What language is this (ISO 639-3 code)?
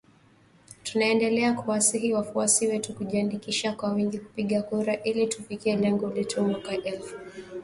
swa